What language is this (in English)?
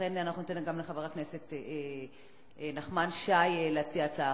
Hebrew